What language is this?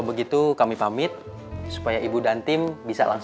Indonesian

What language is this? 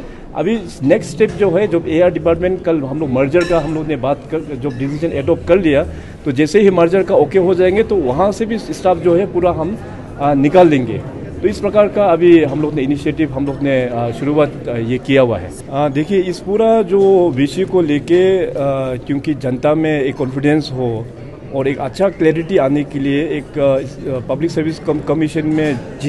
Hindi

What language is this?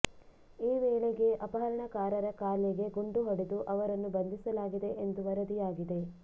Kannada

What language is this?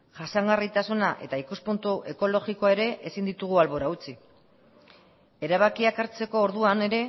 Basque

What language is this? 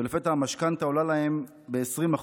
Hebrew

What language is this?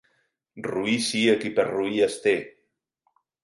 Catalan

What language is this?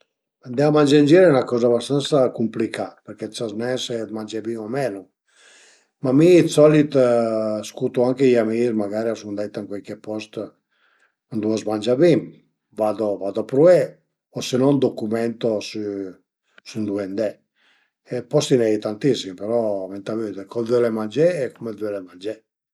Piedmontese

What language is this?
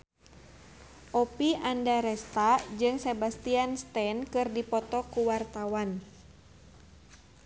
Sundanese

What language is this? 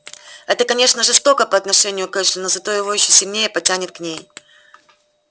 Russian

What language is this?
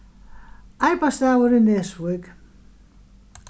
Faroese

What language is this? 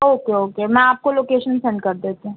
Urdu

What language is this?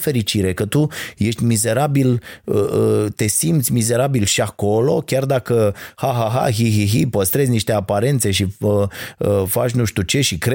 Romanian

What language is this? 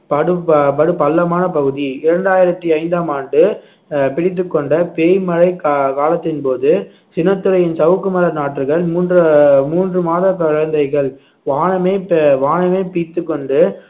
Tamil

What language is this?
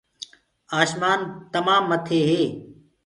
Gurgula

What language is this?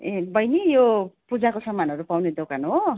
Nepali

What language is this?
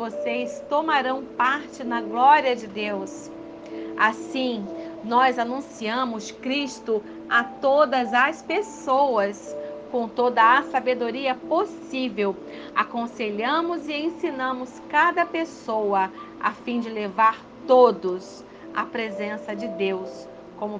Portuguese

